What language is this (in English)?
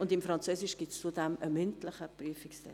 Swiss German